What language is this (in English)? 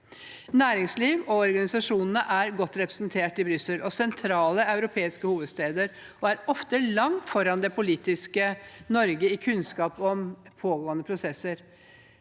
Norwegian